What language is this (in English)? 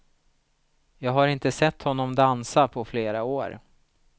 Swedish